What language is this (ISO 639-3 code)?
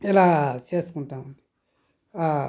tel